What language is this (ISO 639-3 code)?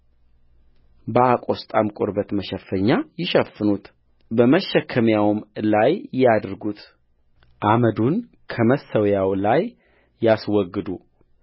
amh